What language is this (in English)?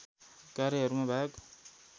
Nepali